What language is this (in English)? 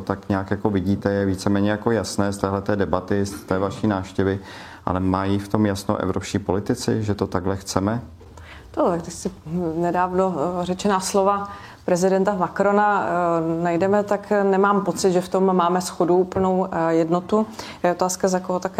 Czech